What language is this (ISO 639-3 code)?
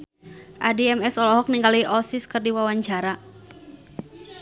sun